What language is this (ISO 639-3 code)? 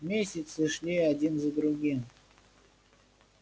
rus